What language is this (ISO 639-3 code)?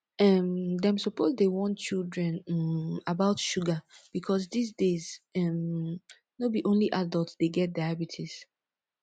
pcm